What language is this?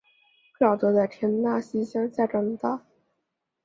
Chinese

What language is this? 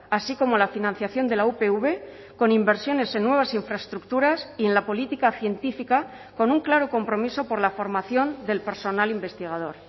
Spanish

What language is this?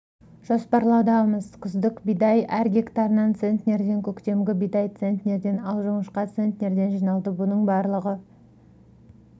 Kazakh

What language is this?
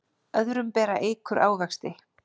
Icelandic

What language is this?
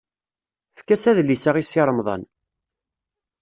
Kabyle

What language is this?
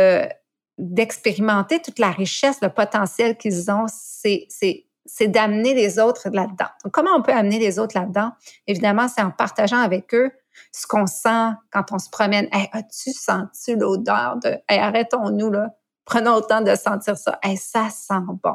French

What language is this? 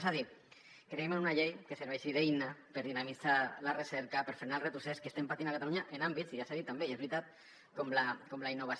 Catalan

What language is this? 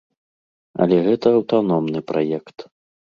Belarusian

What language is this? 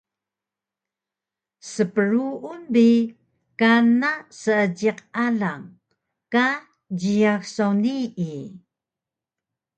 Taroko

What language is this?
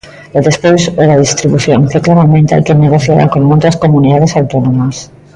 Galician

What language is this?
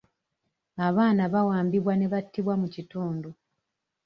Ganda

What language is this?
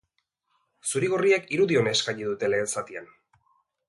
Basque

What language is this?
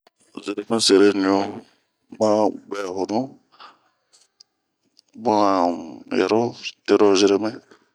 Bomu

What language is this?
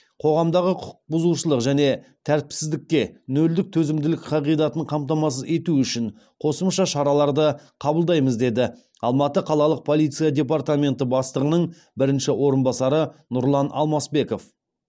Kazakh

